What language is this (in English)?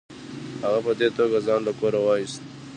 Pashto